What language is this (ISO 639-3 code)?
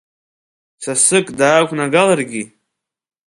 abk